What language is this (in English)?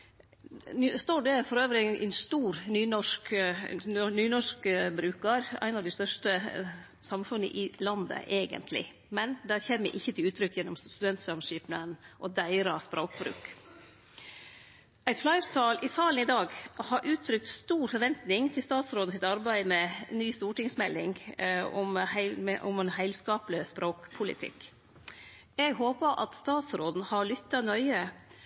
Norwegian Nynorsk